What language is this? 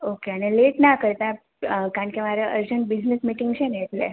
Gujarati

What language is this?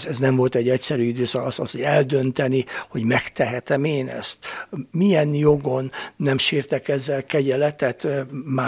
Hungarian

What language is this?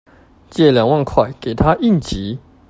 Chinese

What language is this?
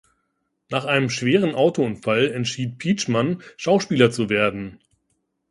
German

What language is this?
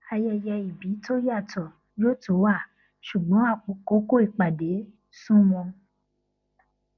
Yoruba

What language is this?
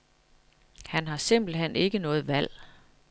Danish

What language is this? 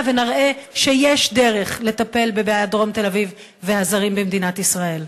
Hebrew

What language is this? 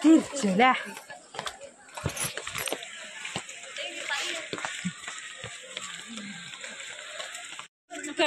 Malayalam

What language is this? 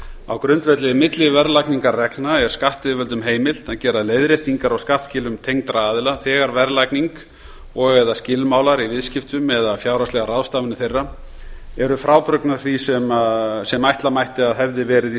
Icelandic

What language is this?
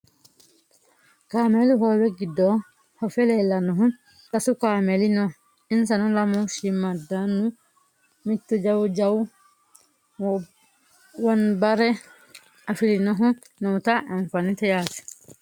Sidamo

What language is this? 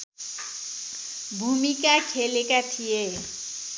Nepali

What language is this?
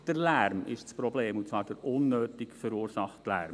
Swiss German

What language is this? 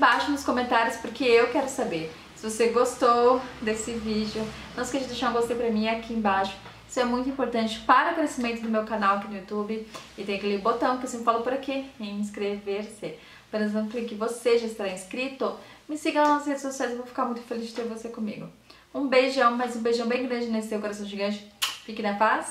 Portuguese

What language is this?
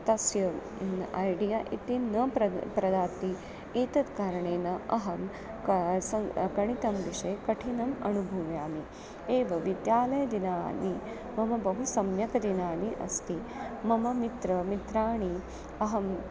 Sanskrit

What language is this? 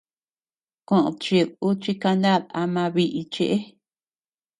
Tepeuxila Cuicatec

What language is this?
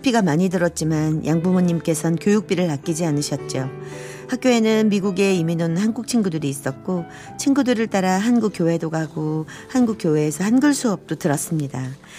Korean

